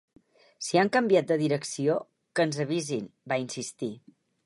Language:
Catalan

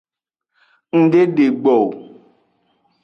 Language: Aja (Benin)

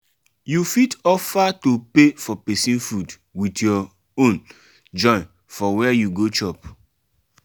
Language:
Nigerian Pidgin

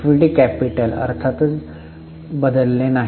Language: Marathi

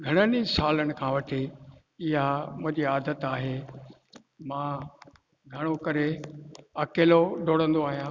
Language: Sindhi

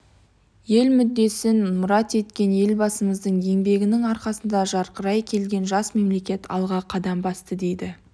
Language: Kazakh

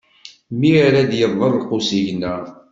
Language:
Kabyle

